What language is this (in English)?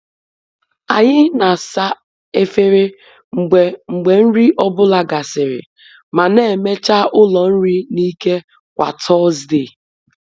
Igbo